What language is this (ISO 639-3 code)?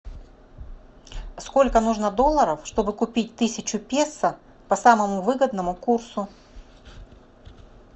rus